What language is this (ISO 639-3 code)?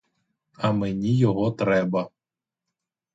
ukr